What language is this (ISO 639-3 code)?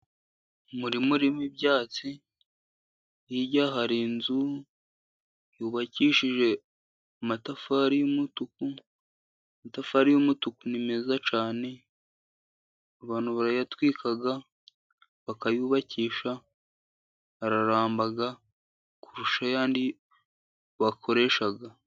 kin